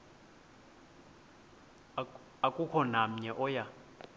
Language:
Xhosa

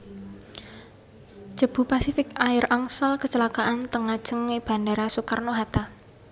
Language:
Javanese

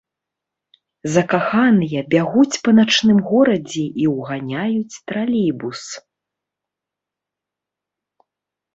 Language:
Belarusian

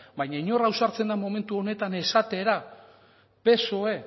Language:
Basque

